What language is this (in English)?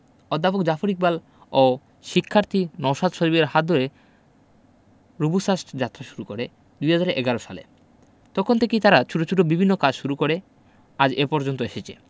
Bangla